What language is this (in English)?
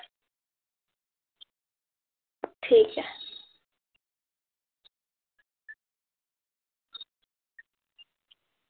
Dogri